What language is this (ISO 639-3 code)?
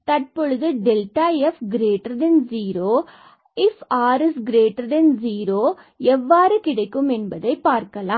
tam